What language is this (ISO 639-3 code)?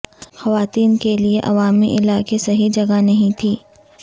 urd